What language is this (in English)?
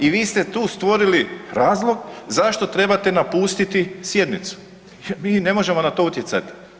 Croatian